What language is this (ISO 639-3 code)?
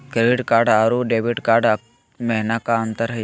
mag